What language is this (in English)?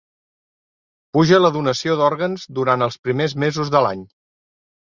Catalan